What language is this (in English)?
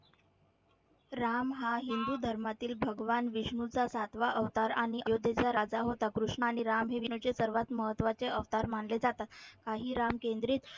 Marathi